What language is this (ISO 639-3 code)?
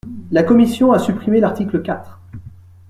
fra